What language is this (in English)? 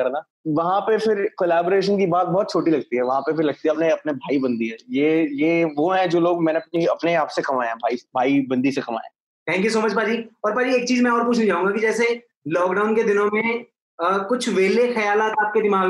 Punjabi